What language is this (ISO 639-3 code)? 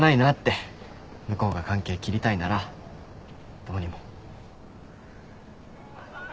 jpn